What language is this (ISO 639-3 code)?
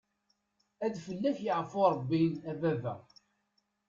kab